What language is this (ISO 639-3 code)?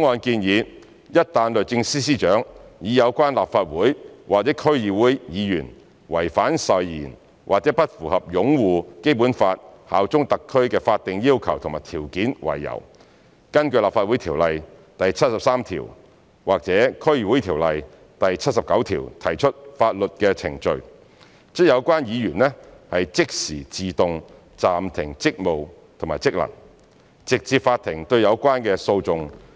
yue